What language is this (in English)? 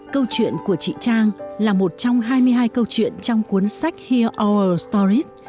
Vietnamese